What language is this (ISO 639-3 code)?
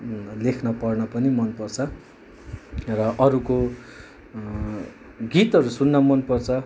nep